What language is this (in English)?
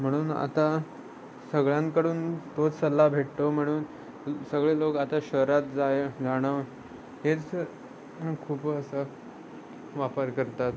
Marathi